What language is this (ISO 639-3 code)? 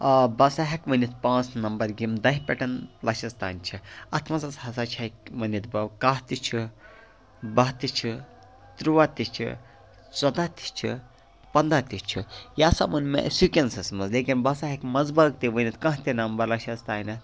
kas